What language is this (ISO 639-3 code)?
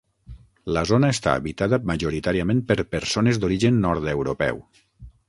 cat